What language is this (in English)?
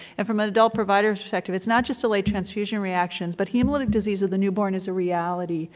English